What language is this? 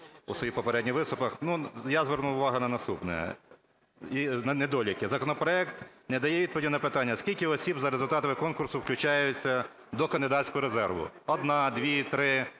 Ukrainian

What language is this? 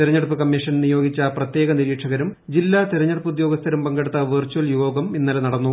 Malayalam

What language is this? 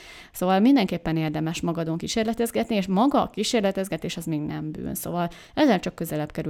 Hungarian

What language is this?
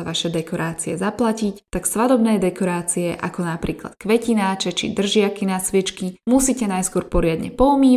Slovak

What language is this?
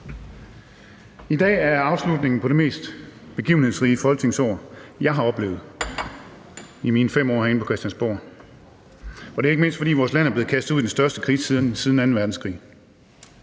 Danish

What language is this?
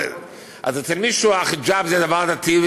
Hebrew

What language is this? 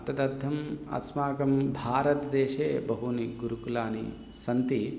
Sanskrit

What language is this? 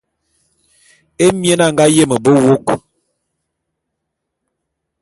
Bulu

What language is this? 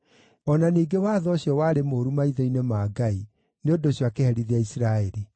Kikuyu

